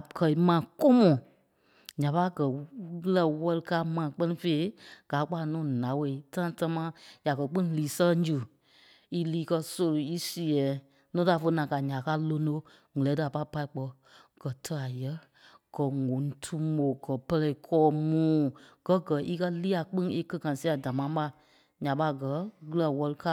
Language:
Kpelle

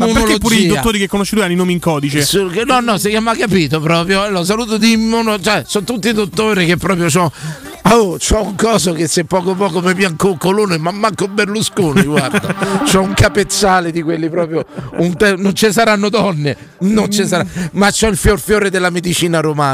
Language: Italian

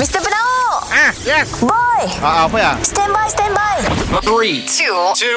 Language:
Malay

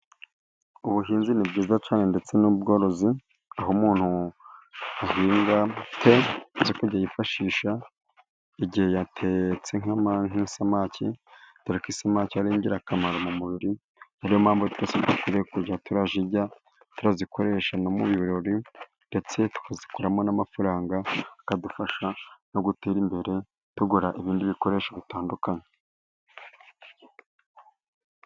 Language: Kinyarwanda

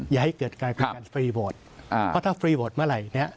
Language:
Thai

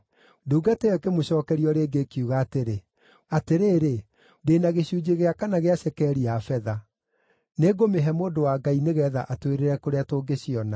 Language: Kikuyu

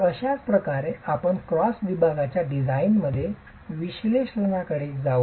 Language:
Marathi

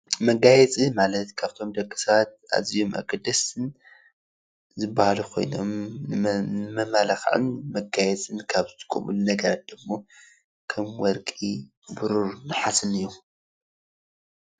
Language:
Tigrinya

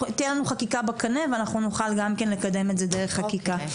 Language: Hebrew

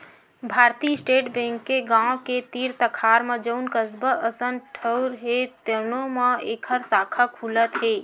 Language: Chhattisgarhi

